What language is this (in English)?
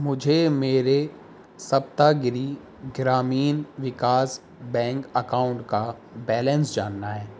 Urdu